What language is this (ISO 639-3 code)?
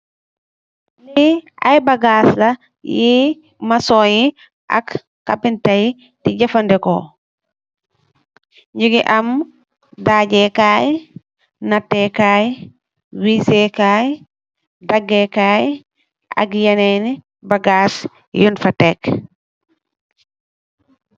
wol